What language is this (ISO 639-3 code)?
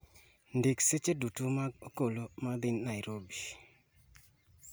luo